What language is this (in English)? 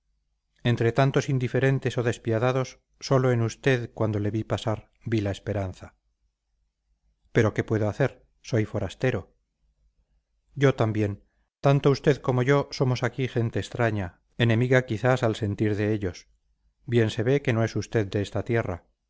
Spanish